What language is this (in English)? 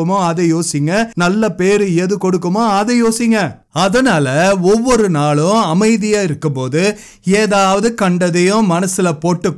Tamil